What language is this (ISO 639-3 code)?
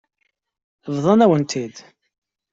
kab